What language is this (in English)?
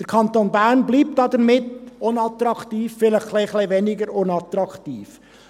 Swiss German